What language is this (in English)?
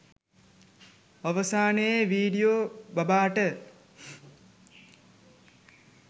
Sinhala